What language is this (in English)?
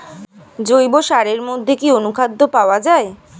Bangla